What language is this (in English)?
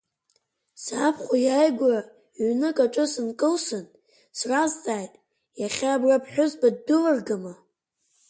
Abkhazian